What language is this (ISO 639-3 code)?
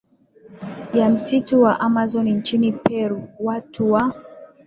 swa